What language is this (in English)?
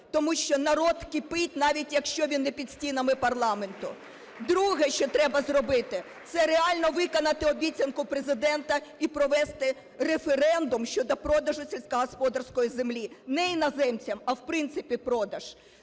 Ukrainian